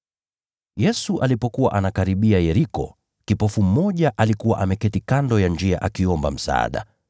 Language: Swahili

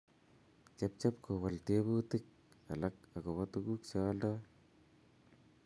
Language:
Kalenjin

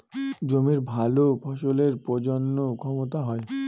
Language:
Bangla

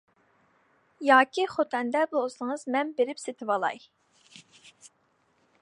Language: Uyghur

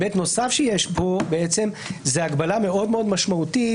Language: Hebrew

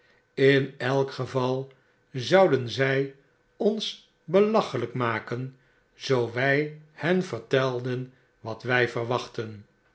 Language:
Dutch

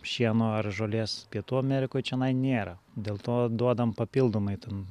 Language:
Lithuanian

